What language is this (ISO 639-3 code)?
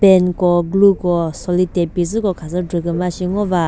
nri